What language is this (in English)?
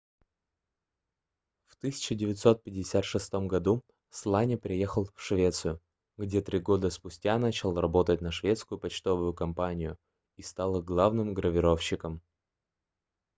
Russian